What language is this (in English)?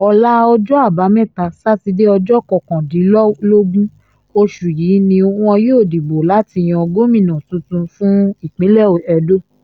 Yoruba